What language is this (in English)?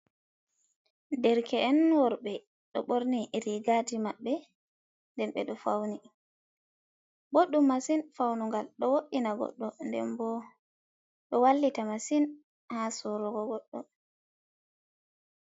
Fula